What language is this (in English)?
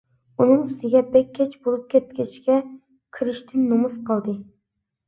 Uyghur